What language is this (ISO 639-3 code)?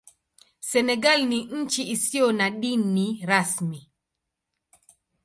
swa